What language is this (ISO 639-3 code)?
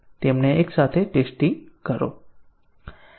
guj